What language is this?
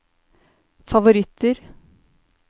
Norwegian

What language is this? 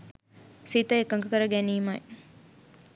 Sinhala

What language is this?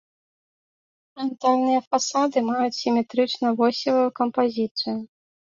Belarusian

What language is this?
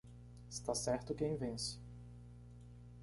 Portuguese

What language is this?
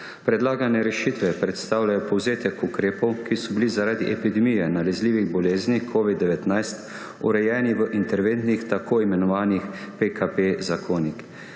Slovenian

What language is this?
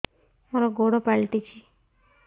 Odia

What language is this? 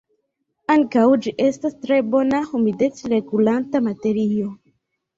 Esperanto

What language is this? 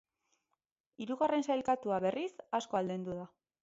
Basque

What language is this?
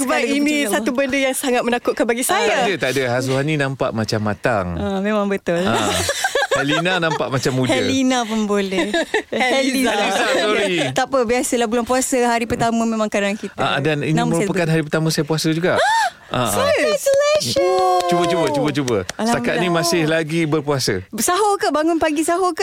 Malay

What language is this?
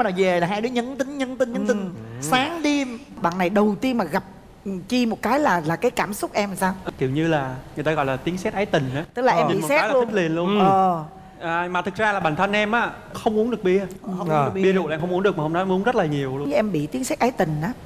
Vietnamese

